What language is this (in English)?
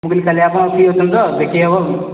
Odia